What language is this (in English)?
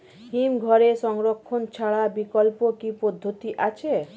Bangla